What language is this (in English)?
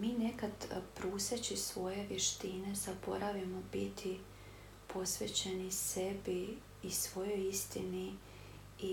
Croatian